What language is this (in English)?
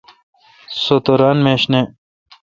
Kalkoti